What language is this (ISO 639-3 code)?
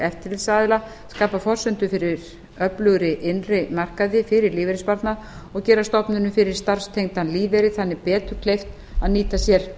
isl